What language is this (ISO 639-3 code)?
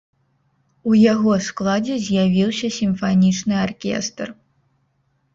bel